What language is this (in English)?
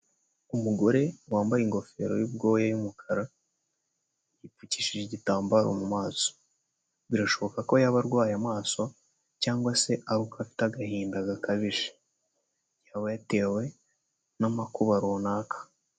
Kinyarwanda